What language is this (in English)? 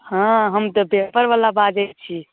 Maithili